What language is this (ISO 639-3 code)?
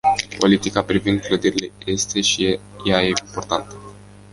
ron